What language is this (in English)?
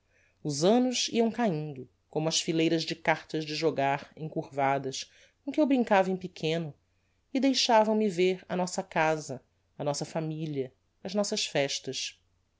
Portuguese